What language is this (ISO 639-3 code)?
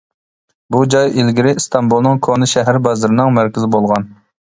uig